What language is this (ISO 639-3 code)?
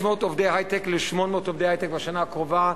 heb